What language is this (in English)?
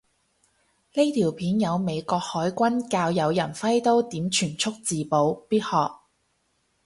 Cantonese